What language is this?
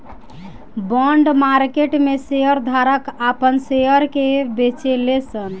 Bhojpuri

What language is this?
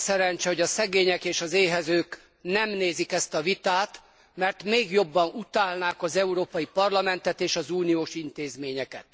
Hungarian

